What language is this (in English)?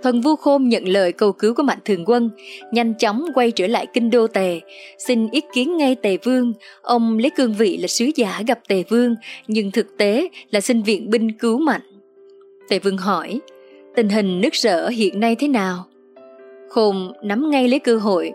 Vietnamese